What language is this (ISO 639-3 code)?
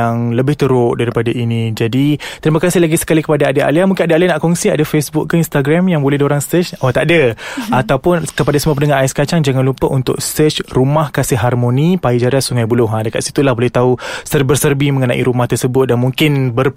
msa